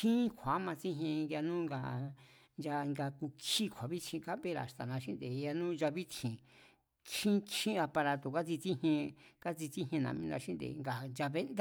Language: Mazatlán Mazatec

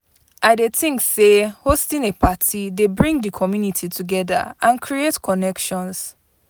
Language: Nigerian Pidgin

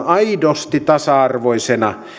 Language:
Finnish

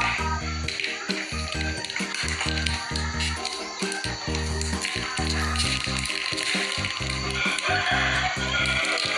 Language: Vietnamese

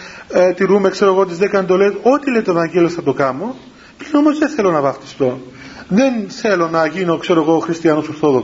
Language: Greek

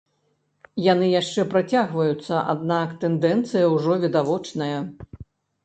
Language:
Belarusian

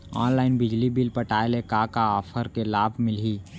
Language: Chhattisgarhi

